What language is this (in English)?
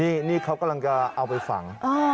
Thai